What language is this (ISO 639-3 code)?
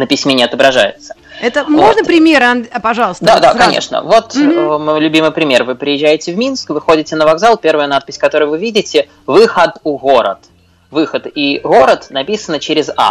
rus